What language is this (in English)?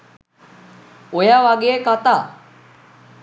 Sinhala